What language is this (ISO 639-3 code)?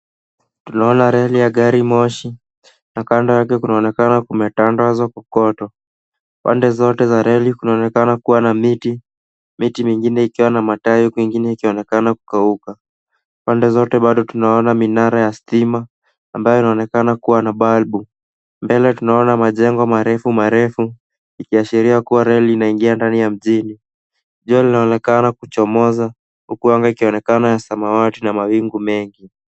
swa